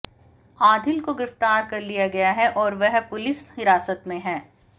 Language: Hindi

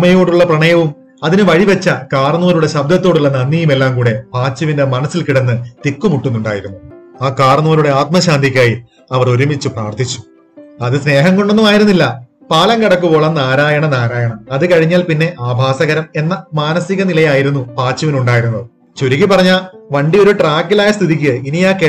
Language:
Malayalam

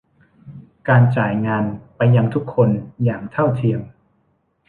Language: Thai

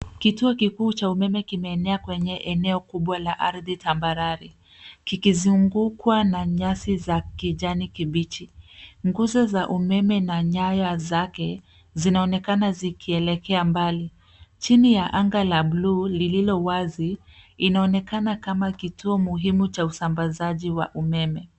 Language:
Swahili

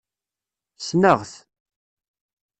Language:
Kabyle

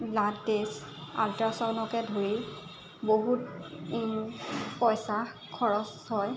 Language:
Assamese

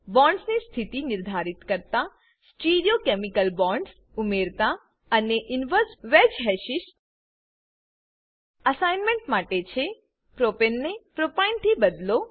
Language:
Gujarati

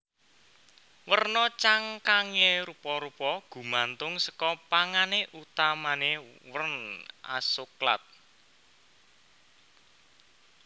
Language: Javanese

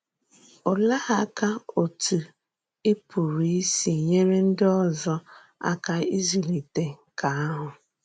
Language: Igbo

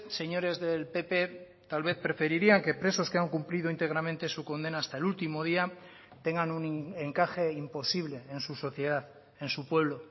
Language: Spanish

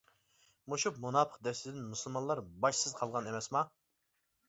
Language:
Uyghur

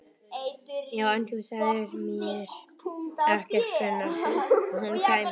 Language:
Icelandic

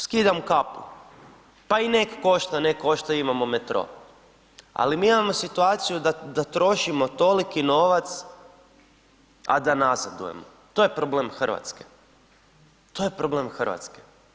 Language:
Croatian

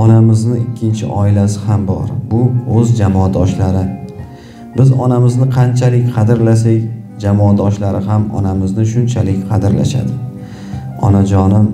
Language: Turkish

